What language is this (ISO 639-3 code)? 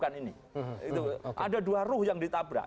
ind